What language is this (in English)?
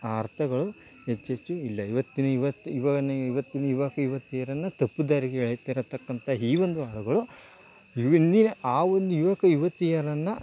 Kannada